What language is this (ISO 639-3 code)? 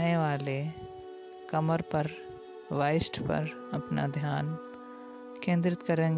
hin